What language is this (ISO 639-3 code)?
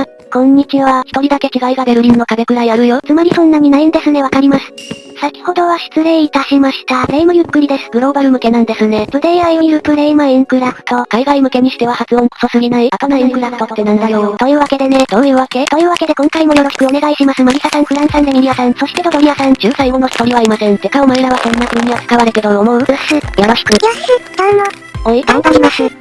jpn